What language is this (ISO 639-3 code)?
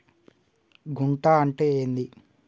tel